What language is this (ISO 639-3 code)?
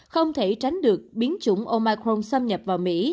vie